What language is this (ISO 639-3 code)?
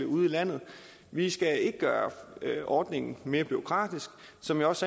dan